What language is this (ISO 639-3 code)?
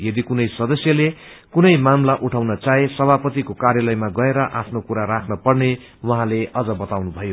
nep